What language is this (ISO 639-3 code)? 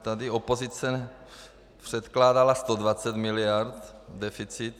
ces